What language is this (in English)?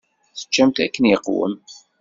Kabyle